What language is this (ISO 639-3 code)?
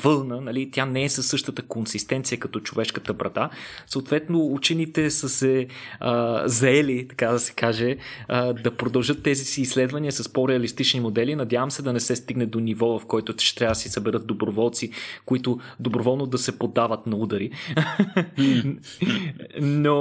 bul